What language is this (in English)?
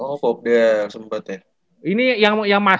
Indonesian